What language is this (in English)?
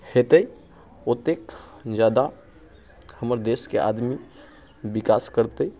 Maithili